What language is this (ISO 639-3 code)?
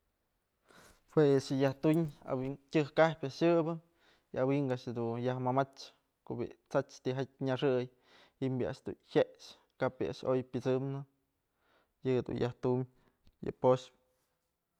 mzl